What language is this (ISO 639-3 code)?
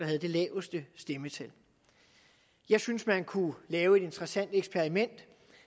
dan